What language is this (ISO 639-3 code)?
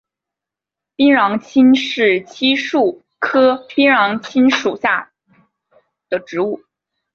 zho